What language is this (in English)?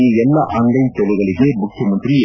Kannada